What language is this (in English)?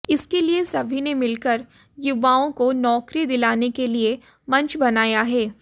Hindi